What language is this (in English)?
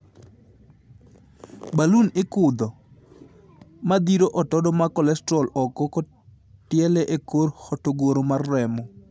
Luo (Kenya and Tanzania)